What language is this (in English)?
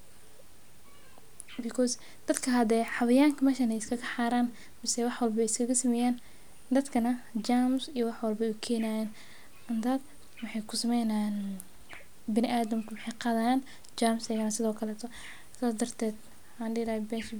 Somali